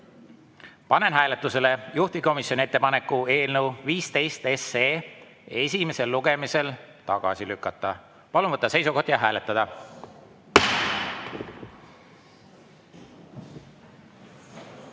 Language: Estonian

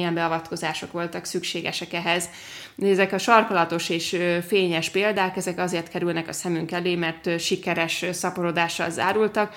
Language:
Hungarian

